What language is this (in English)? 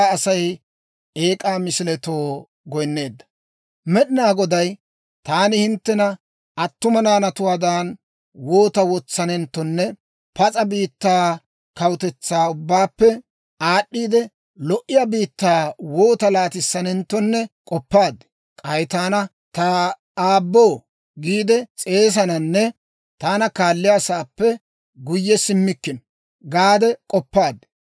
Dawro